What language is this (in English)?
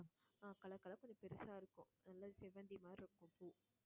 Tamil